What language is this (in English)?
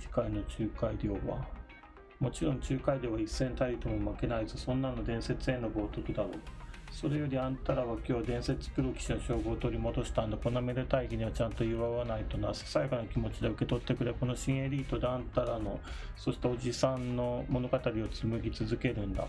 Japanese